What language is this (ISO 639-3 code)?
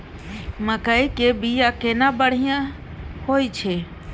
mai